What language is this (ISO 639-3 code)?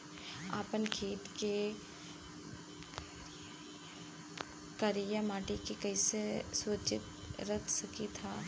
bho